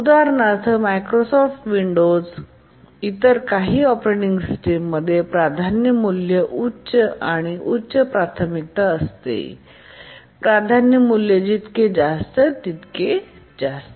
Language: Marathi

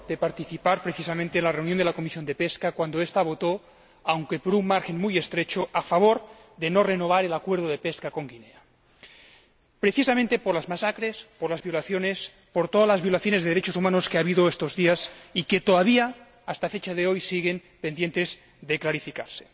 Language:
Spanish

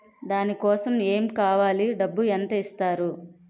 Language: Telugu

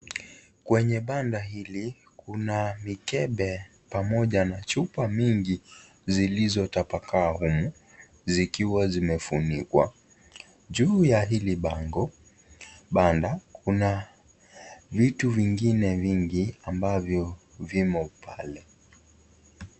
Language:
Swahili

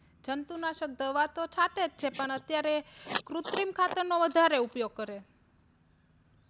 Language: Gujarati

